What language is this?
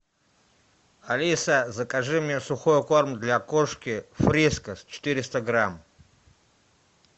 Russian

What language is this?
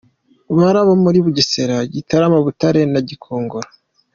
Kinyarwanda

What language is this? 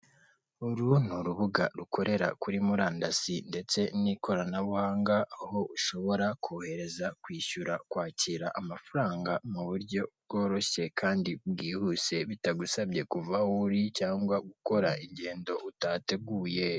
Kinyarwanda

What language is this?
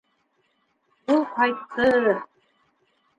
Bashkir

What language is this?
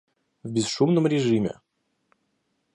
Russian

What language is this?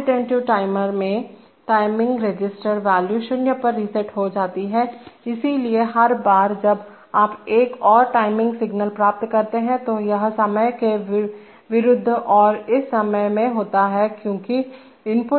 Hindi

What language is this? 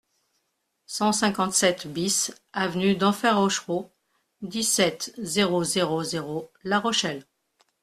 French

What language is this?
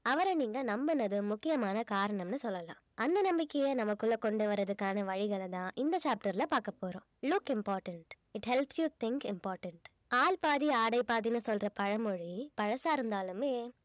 Tamil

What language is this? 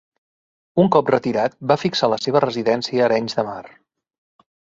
Catalan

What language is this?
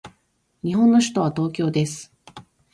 Japanese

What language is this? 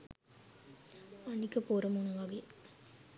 Sinhala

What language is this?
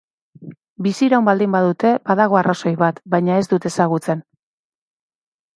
Basque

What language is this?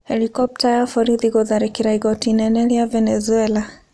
Kikuyu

